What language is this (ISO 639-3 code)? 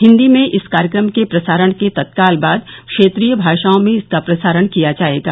hin